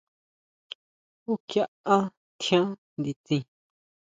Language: Huautla Mazatec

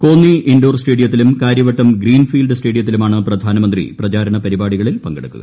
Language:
Malayalam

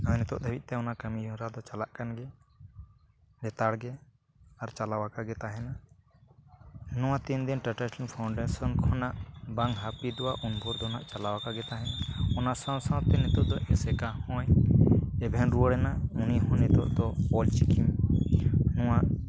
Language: Santali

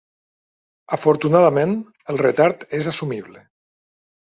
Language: Catalan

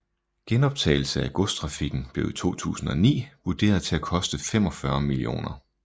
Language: Danish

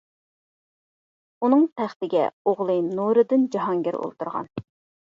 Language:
Uyghur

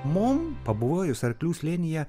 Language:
Lithuanian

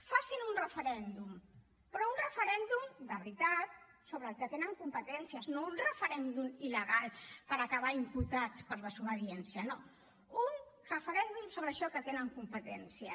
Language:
Catalan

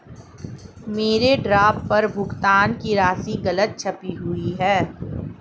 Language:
Hindi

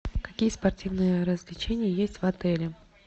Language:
Russian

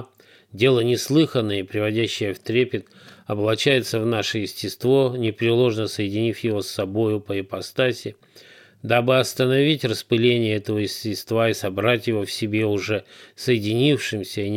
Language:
Russian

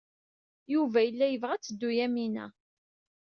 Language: Kabyle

